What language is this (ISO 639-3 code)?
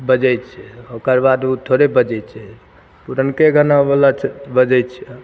mai